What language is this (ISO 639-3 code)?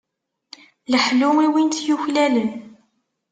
kab